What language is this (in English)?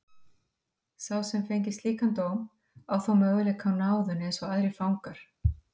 Icelandic